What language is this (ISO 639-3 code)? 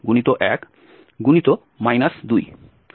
ben